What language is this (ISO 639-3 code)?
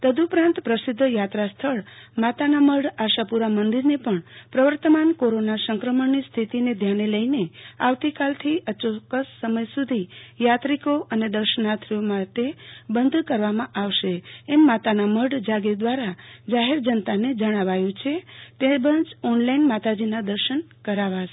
guj